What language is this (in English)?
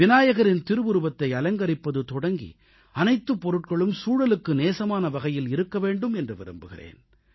Tamil